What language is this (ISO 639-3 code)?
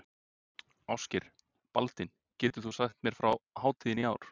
isl